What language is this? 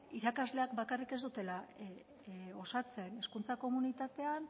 Basque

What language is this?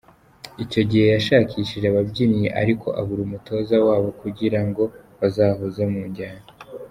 Kinyarwanda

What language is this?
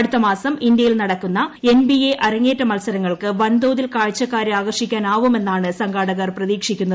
Malayalam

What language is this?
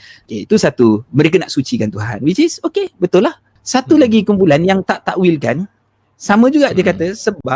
Malay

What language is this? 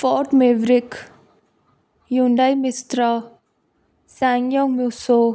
Punjabi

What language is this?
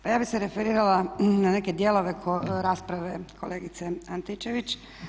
Croatian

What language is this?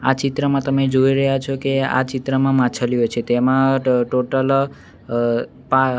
Gujarati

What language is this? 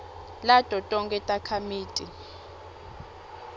Swati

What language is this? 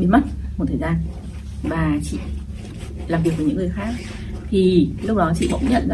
Vietnamese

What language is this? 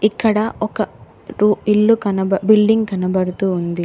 Telugu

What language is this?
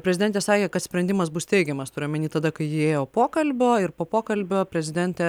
Lithuanian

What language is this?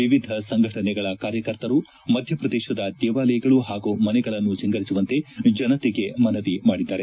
Kannada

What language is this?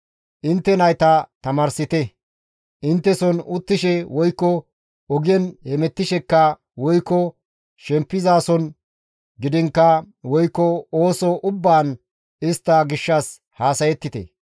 Gamo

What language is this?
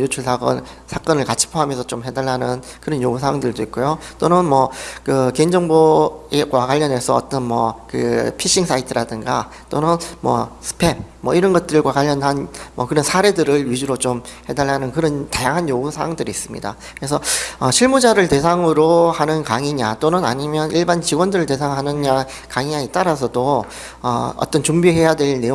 Korean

